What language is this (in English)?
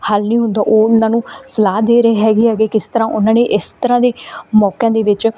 Punjabi